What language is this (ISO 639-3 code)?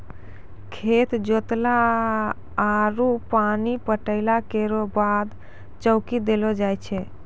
mai